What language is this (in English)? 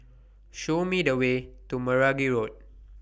English